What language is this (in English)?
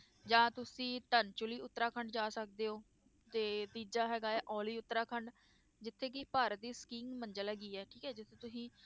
Punjabi